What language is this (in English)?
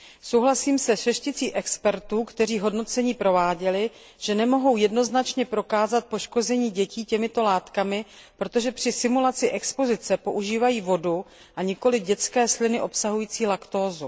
Czech